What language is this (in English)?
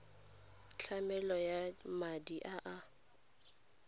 Tswana